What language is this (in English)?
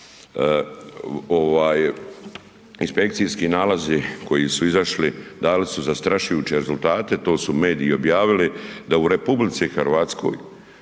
Croatian